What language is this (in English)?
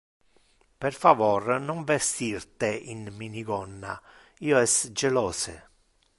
Interlingua